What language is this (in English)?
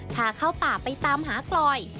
Thai